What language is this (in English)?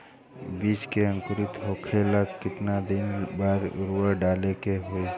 Bhojpuri